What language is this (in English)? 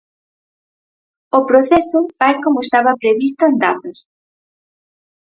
Galician